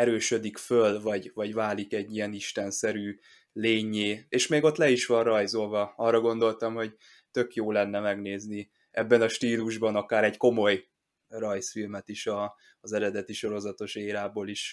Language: Hungarian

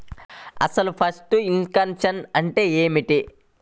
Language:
Telugu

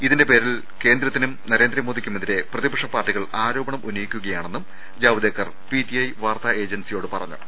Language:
Malayalam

